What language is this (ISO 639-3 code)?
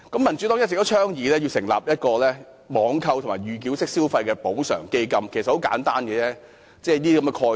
yue